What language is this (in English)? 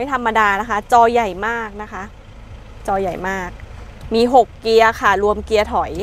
Thai